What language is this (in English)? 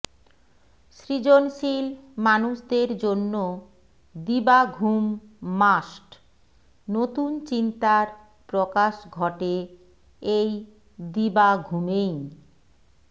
Bangla